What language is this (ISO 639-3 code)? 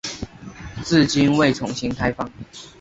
zho